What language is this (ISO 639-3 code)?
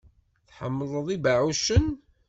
kab